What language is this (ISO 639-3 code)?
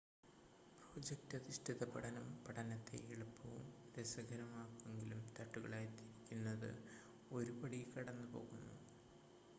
mal